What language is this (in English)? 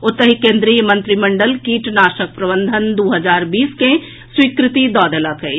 Maithili